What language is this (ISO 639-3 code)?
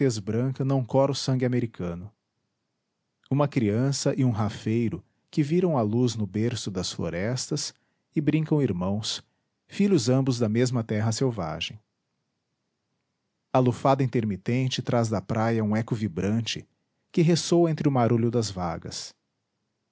por